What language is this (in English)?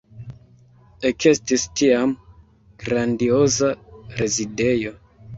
Esperanto